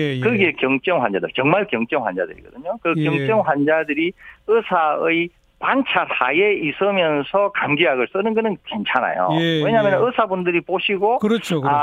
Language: Korean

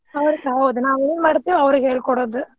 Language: Kannada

